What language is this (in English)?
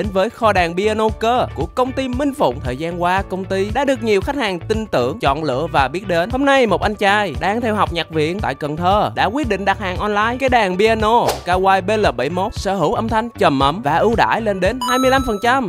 Vietnamese